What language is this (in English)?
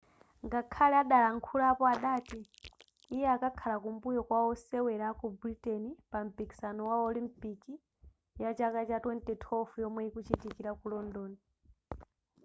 Nyanja